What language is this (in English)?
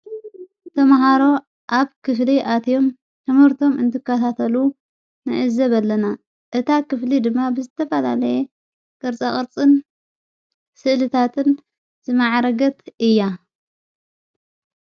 Tigrinya